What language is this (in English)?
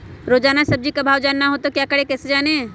Magahi